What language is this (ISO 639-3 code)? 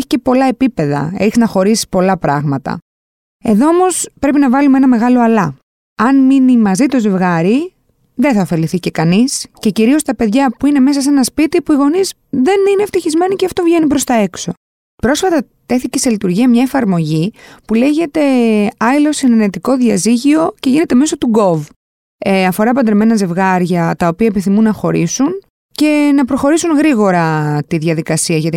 ell